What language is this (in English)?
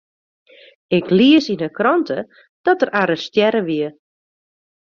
Western Frisian